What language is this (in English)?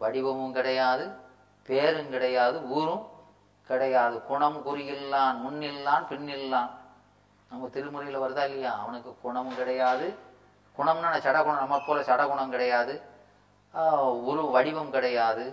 Tamil